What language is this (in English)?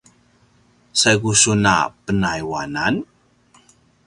Paiwan